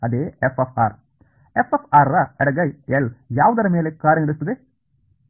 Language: Kannada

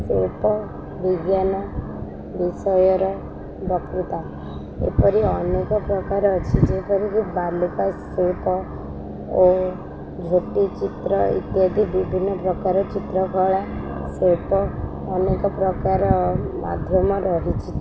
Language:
Odia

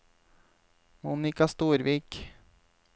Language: Norwegian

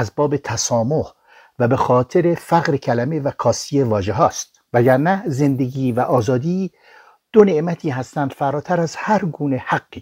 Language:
Persian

